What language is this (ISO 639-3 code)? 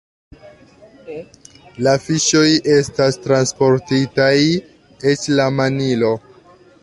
epo